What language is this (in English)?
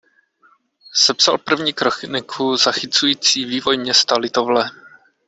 Czech